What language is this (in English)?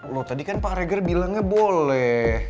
Indonesian